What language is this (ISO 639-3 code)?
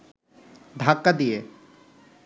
ben